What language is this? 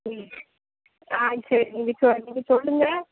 Tamil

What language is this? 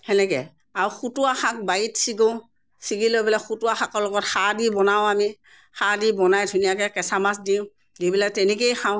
Assamese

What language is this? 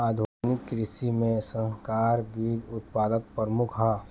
Bhojpuri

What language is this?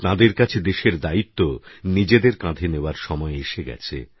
Bangla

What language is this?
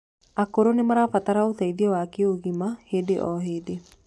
Kikuyu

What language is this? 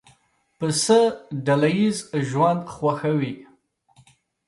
Pashto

